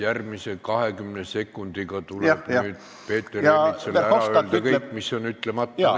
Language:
Estonian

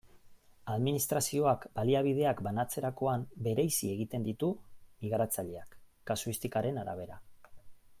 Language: Basque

